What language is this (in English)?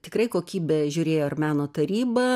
Lithuanian